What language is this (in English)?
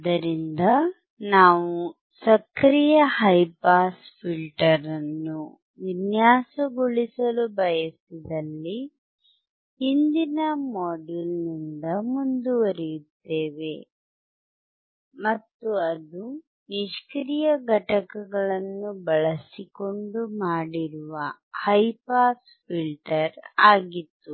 Kannada